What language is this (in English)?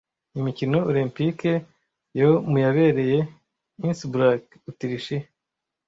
Kinyarwanda